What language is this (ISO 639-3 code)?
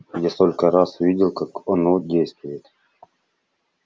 rus